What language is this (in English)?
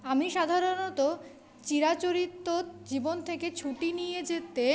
Bangla